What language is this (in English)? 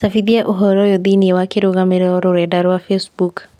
Kikuyu